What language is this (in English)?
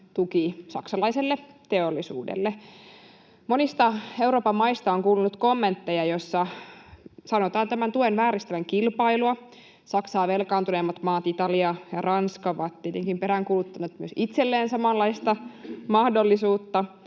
Finnish